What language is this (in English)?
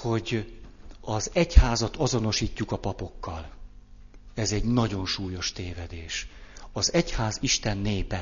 Hungarian